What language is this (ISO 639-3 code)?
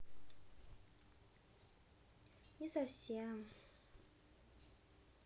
rus